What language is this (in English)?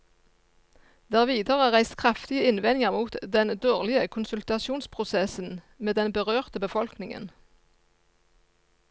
Norwegian